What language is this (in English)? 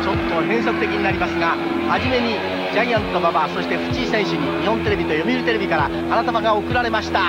Japanese